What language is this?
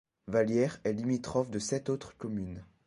French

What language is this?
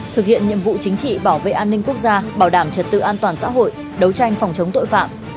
Vietnamese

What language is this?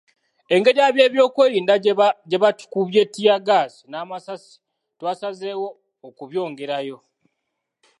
Ganda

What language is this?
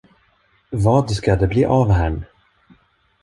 Swedish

